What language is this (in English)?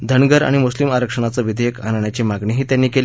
Marathi